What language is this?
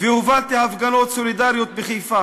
Hebrew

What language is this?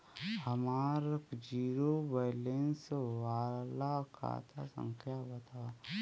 Bhojpuri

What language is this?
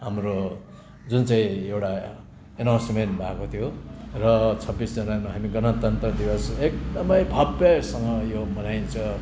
Nepali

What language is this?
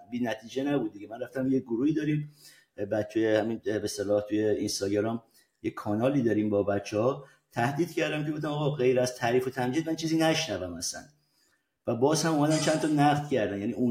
Persian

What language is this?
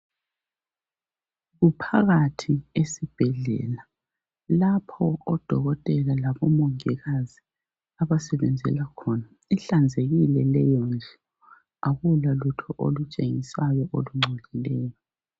North Ndebele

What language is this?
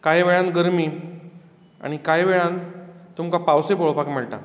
Konkani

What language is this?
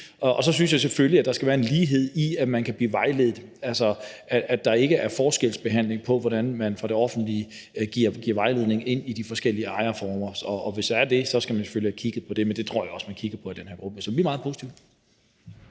Danish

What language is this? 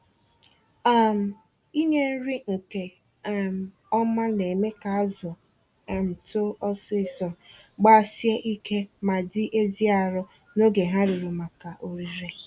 Igbo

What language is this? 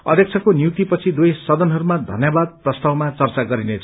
Nepali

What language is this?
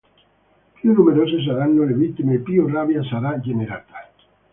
Italian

